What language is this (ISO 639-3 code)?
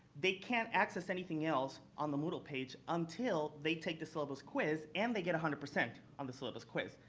eng